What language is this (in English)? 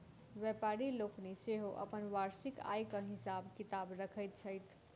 Maithili